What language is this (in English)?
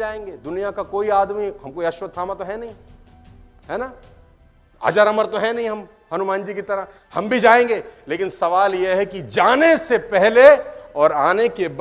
Hindi